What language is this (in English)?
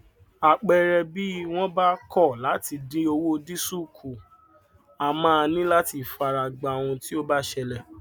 Yoruba